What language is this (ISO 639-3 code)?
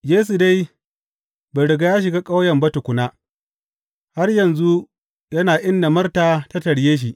hau